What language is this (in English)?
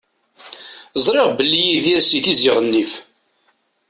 Kabyle